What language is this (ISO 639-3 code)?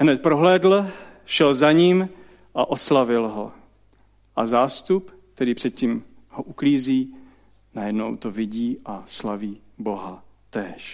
ces